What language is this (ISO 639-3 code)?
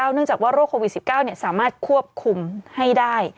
tha